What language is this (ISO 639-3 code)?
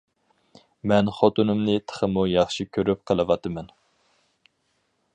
uig